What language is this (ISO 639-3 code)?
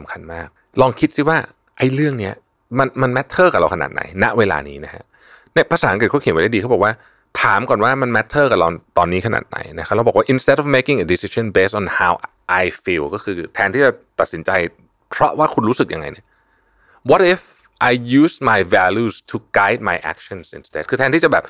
tha